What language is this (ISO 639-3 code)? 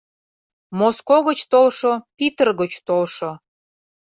chm